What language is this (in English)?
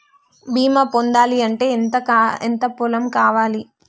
Telugu